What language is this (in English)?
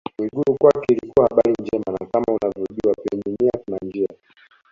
Swahili